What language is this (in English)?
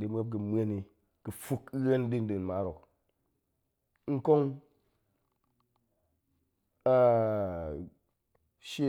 Goemai